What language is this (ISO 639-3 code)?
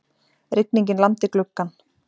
isl